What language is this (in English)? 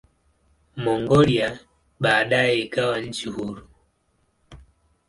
Swahili